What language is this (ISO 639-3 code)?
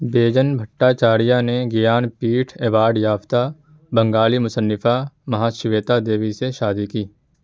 urd